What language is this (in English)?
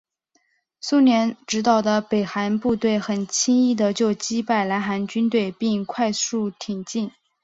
Chinese